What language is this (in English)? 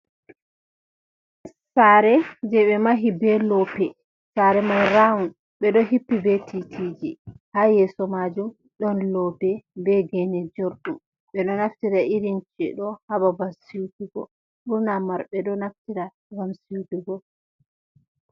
Fula